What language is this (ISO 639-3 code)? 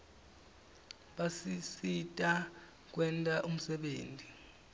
ssw